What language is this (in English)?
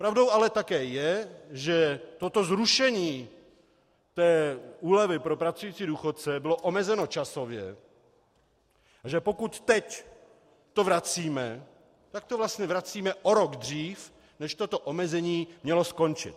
Czech